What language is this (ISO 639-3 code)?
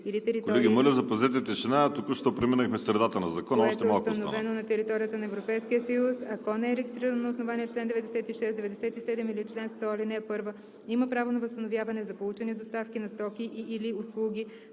bul